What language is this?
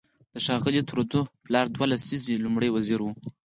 Pashto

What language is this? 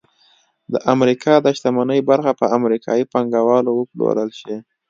Pashto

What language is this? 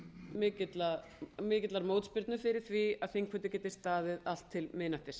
Icelandic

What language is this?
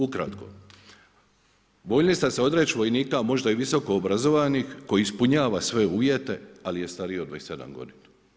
Croatian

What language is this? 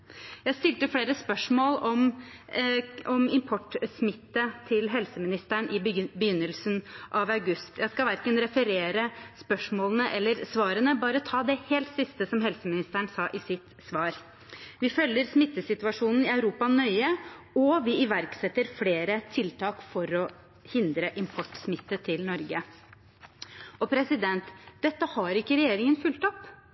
Norwegian Bokmål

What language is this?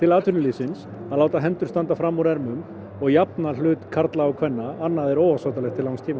Icelandic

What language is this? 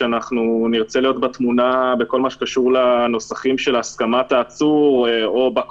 Hebrew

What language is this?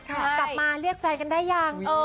Thai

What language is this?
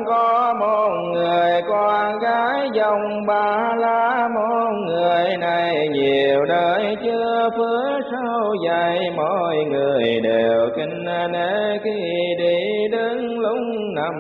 Vietnamese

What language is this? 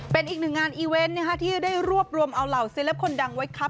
Thai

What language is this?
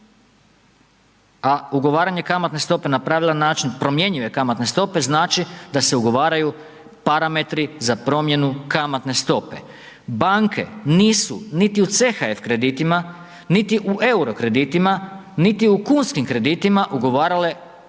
Croatian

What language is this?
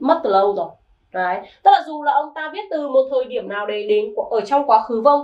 Vietnamese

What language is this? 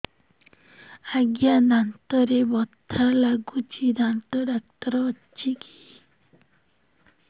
Odia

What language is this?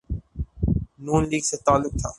Urdu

